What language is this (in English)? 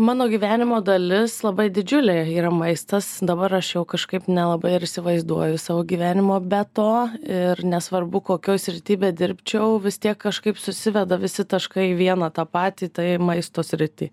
Lithuanian